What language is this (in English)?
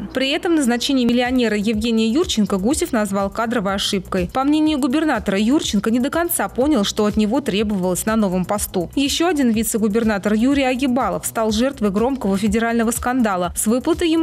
Russian